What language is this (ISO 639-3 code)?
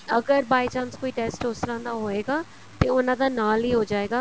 pan